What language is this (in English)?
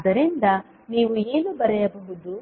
Kannada